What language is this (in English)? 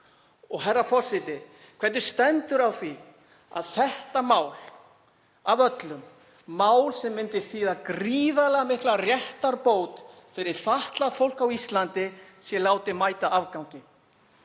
Icelandic